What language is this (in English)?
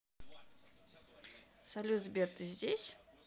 Russian